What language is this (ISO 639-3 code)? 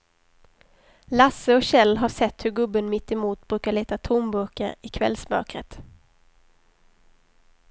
swe